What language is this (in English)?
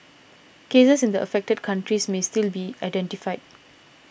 English